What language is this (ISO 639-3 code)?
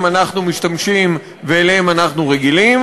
heb